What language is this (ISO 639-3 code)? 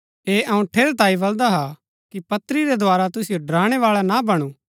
gbk